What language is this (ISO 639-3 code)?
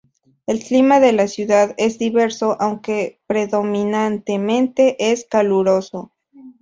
spa